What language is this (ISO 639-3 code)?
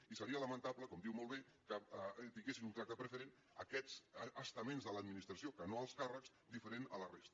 cat